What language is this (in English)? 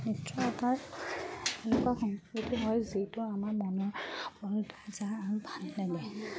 Assamese